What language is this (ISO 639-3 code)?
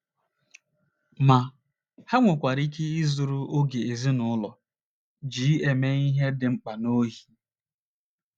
ibo